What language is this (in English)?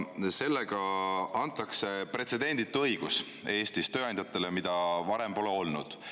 Estonian